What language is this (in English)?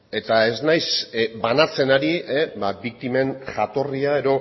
Basque